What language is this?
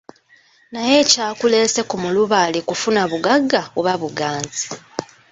Ganda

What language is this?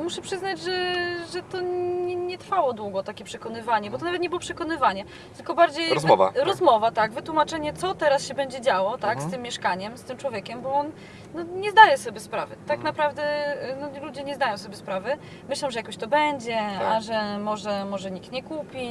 Polish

